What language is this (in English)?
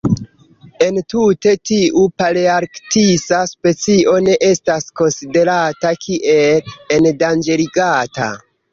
Esperanto